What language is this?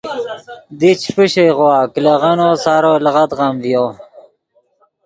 Yidgha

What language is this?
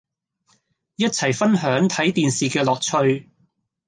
Cantonese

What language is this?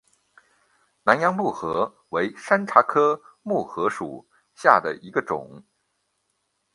Chinese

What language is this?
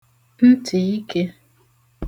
Igbo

